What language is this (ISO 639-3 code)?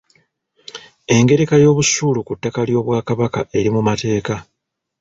lug